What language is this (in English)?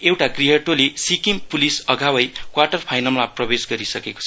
Nepali